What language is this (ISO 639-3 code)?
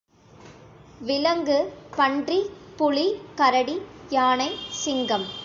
tam